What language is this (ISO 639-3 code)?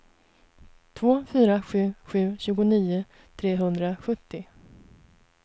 swe